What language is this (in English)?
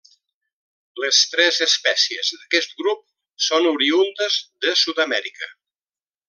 Catalan